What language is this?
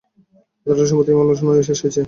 Bangla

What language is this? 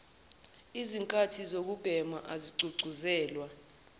Zulu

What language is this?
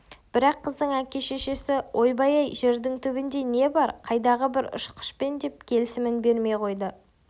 Kazakh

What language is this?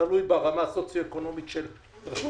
Hebrew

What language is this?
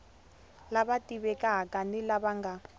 Tsonga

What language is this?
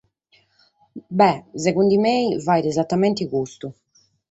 Sardinian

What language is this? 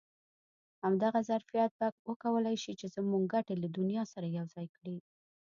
Pashto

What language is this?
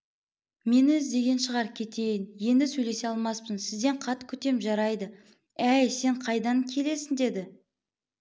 Kazakh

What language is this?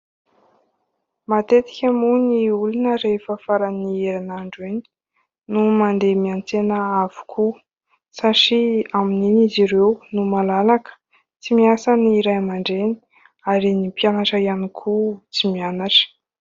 Malagasy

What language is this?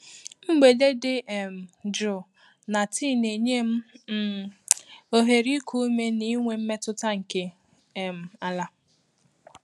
Igbo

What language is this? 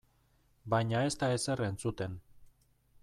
Basque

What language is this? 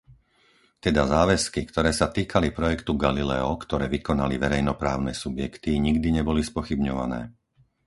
Slovak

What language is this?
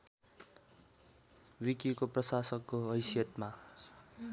Nepali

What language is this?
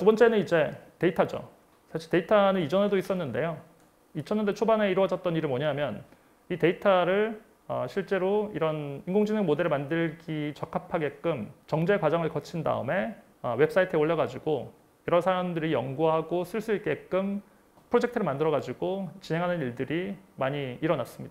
Korean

